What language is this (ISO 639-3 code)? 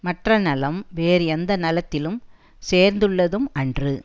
tam